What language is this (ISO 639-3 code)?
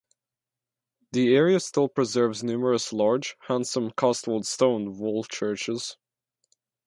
eng